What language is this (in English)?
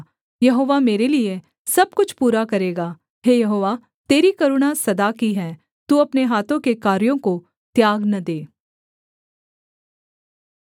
Hindi